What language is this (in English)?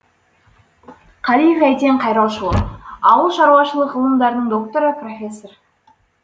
Kazakh